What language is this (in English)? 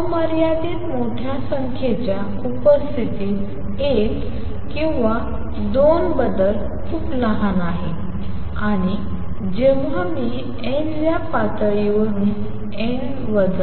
Marathi